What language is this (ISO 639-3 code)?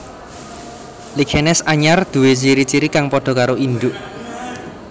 jav